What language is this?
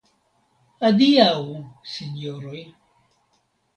Esperanto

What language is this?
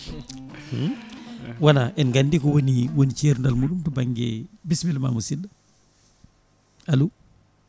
Fula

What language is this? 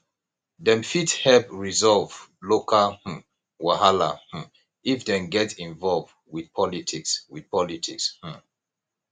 Nigerian Pidgin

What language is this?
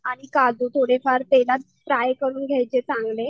Marathi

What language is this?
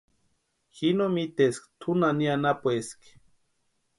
Western Highland Purepecha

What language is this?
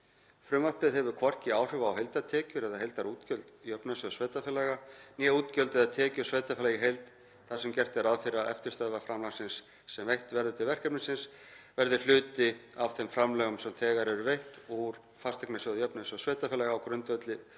Icelandic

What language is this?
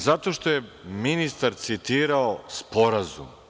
Serbian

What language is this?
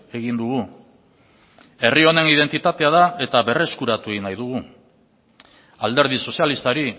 Basque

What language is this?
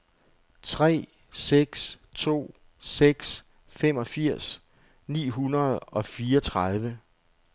Danish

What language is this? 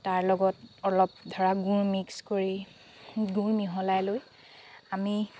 Assamese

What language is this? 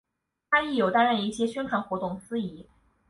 Chinese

